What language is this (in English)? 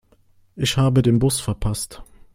German